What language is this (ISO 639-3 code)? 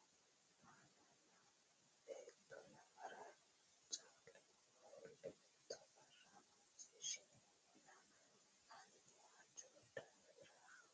sid